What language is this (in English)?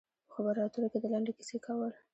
Pashto